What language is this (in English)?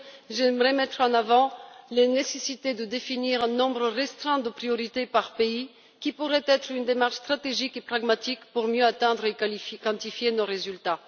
French